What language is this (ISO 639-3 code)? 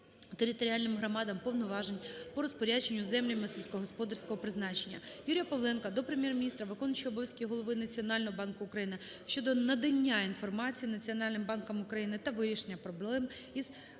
ukr